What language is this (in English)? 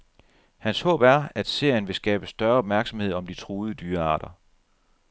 Danish